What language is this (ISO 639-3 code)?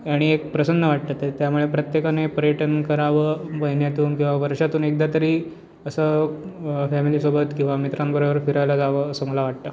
mar